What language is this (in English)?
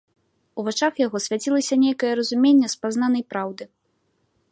Belarusian